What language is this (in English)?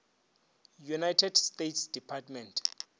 Northern Sotho